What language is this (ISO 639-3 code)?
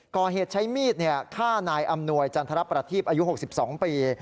tha